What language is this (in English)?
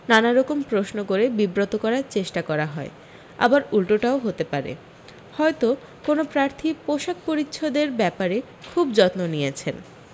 Bangla